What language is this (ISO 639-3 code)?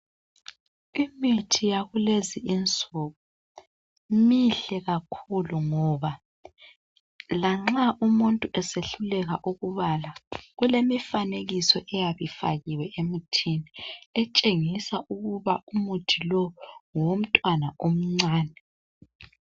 nde